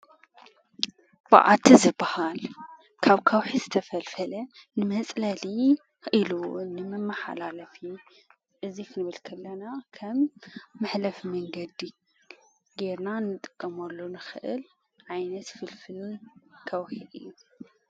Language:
Tigrinya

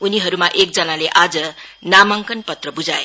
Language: Nepali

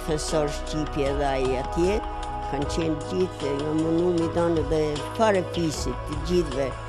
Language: Romanian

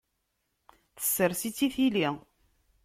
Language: Kabyle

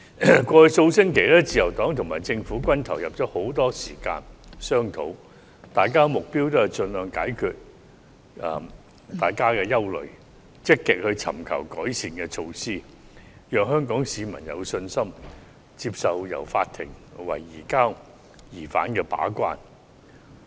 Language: Cantonese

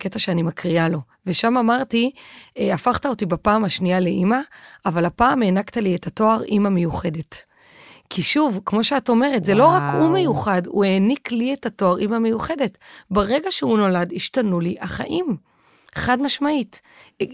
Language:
Hebrew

